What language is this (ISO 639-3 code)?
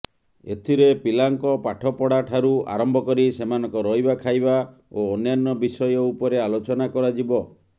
ori